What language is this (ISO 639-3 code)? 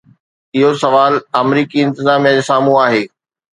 snd